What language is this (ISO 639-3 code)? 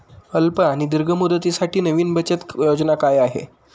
mar